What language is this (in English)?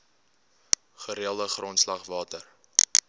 Afrikaans